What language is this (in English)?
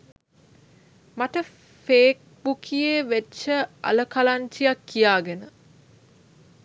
Sinhala